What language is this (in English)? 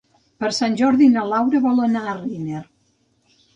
Catalan